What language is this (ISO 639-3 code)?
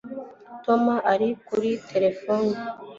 kin